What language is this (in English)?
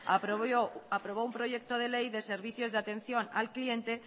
Spanish